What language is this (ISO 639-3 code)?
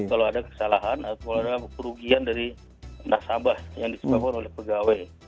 ind